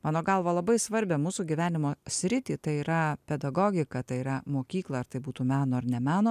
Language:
Lithuanian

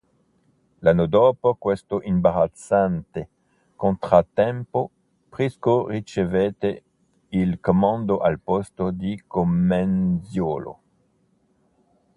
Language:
Italian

